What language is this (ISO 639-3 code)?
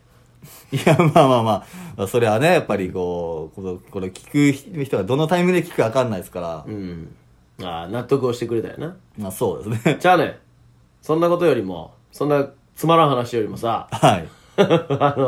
jpn